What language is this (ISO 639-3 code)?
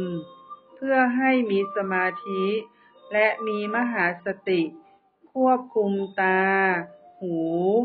tha